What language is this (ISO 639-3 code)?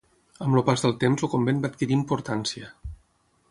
cat